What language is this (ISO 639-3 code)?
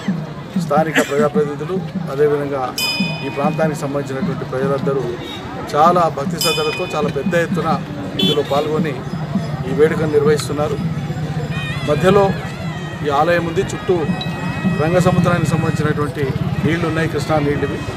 ron